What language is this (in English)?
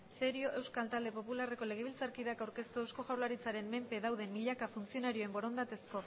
Basque